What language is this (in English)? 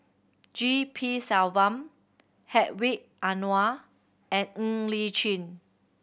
English